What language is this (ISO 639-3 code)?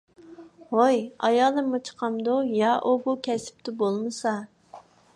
uig